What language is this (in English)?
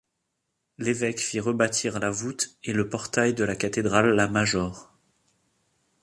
French